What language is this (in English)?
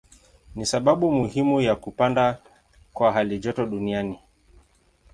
Swahili